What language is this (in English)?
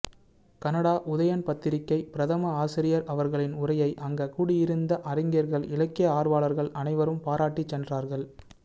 Tamil